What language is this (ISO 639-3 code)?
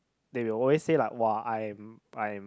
eng